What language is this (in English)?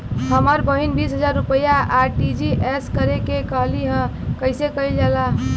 Bhojpuri